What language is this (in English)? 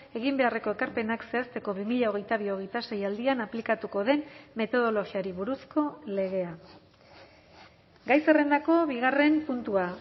Basque